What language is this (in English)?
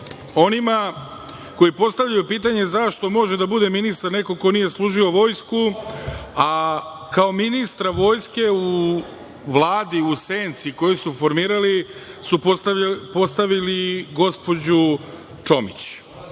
Serbian